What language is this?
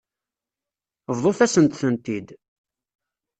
Kabyle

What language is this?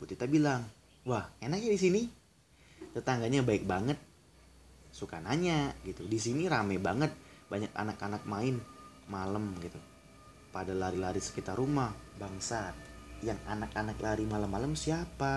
Indonesian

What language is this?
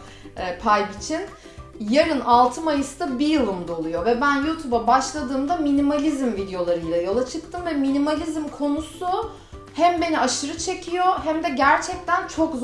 Turkish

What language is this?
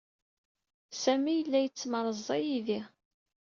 Kabyle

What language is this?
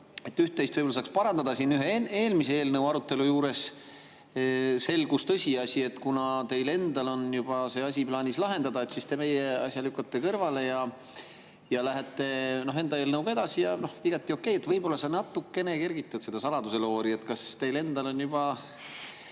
Estonian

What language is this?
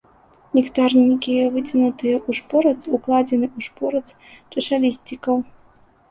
Belarusian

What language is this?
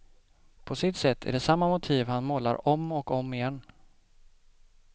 Swedish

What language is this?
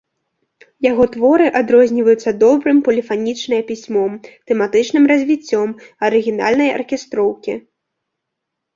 Belarusian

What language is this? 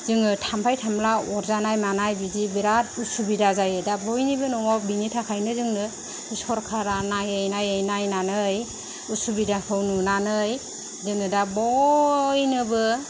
Bodo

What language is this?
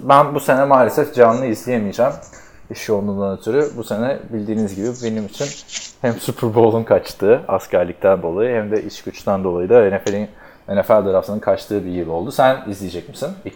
Turkish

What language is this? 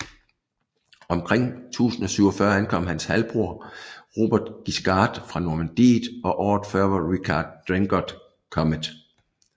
Danish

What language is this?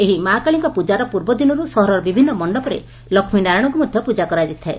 Odia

